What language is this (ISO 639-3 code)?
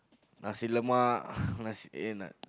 eng